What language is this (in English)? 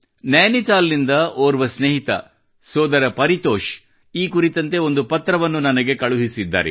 Kannada